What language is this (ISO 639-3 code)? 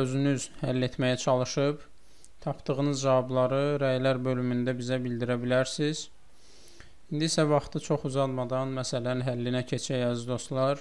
tur